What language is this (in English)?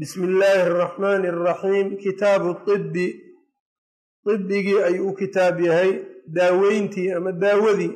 Arabic